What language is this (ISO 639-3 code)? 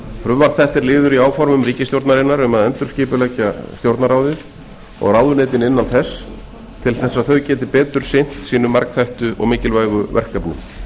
isl